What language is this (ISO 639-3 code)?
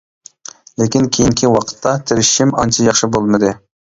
uig